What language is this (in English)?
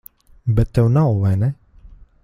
Latvian